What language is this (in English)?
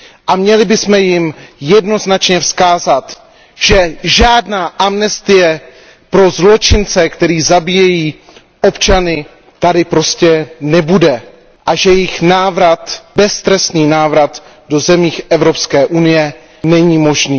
Czech